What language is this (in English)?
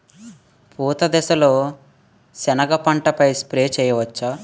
Telugu